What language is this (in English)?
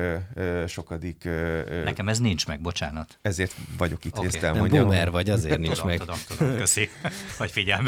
Hungarian